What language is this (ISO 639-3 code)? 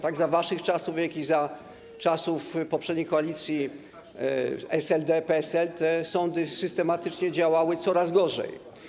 pol